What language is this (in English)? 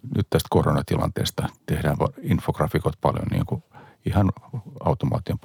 Finnish